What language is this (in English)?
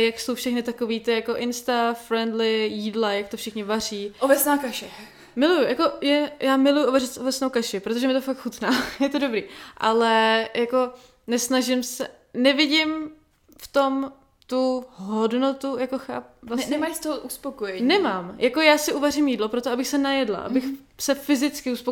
Czech